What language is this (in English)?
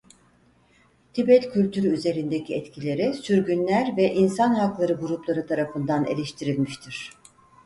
Turkish